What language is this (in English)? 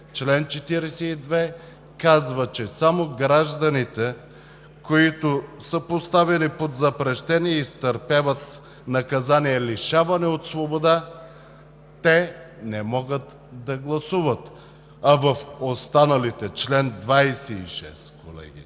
Bulgarian